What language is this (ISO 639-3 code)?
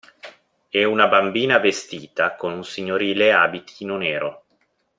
ita